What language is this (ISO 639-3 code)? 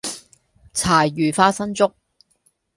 yue